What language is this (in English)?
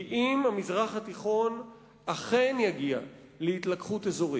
Hebrew